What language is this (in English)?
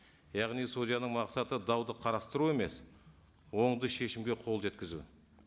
Kazakh